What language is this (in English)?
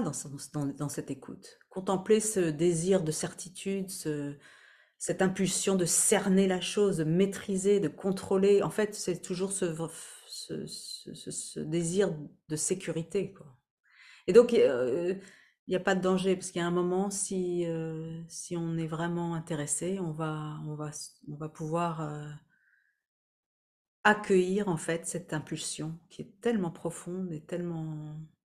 French